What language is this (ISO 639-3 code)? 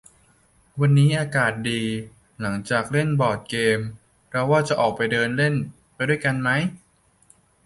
tha